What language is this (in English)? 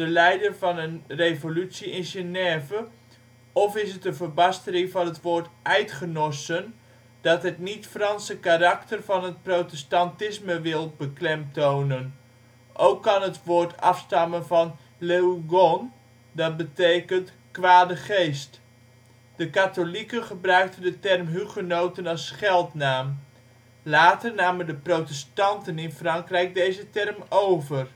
Dutch